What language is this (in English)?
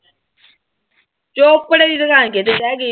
Punjabi